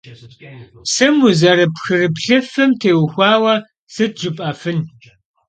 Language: Kabardian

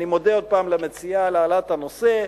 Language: Hebrew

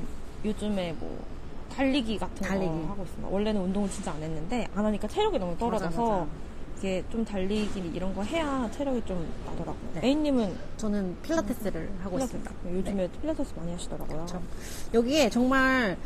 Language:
Korean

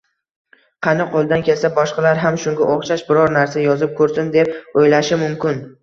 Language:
Uzbek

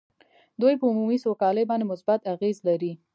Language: Pashto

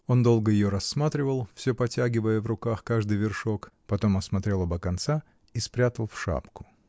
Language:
Russian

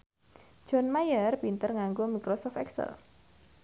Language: Javanese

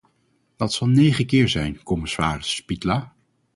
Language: Dutch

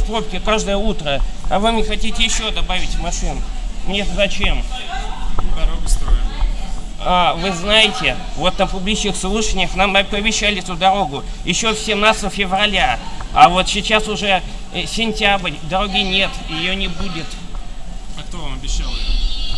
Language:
Russian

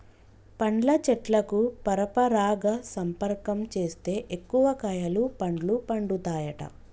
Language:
Telugu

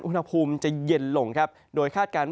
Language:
Thai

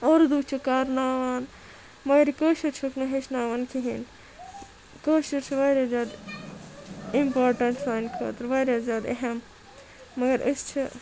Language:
Kashmiri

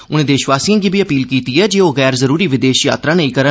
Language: Dogri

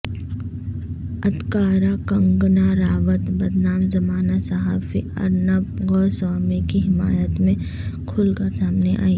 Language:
Urdu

